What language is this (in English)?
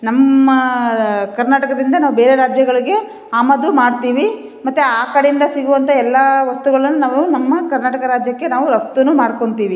Kannada